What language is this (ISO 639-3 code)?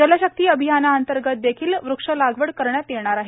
mar